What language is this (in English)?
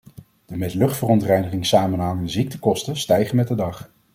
Dutch